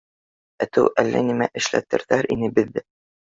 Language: Bashkir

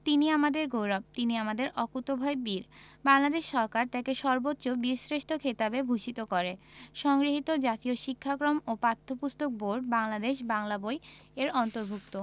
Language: Bangla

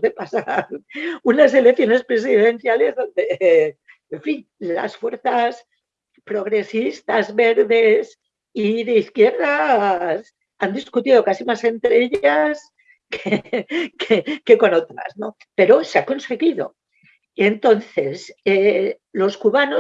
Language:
Spanish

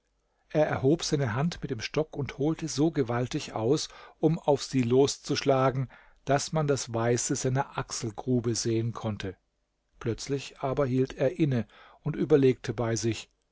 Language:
German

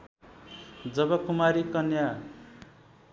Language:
Nepali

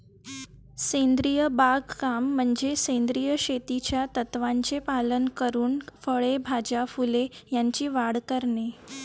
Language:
Marathi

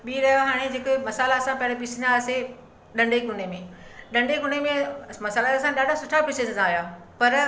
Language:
Sindhi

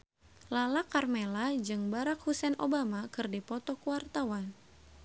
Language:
Sundanese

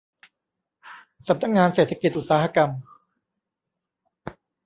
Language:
Thai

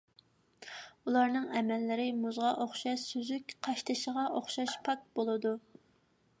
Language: Uyghur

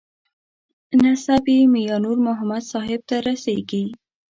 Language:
Pashto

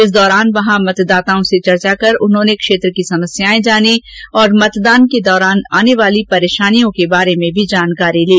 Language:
Hindi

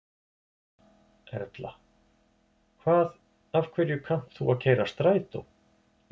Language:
Icelandic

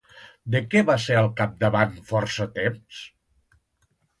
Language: Catalan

